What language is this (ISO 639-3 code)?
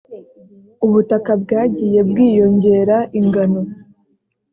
kin